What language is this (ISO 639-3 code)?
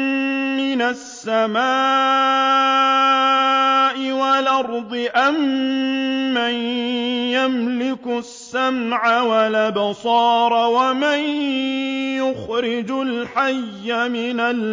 ara